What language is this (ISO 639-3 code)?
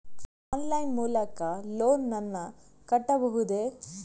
kan